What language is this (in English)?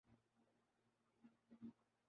Urdu